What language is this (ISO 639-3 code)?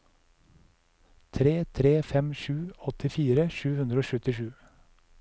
nor